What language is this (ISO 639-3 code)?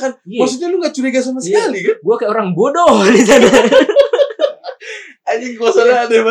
ind